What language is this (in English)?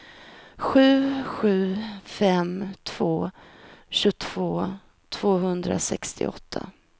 Swedish